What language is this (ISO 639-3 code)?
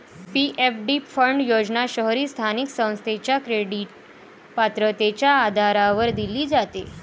mar